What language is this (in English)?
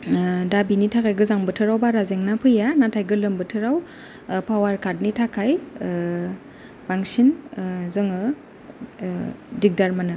Bodo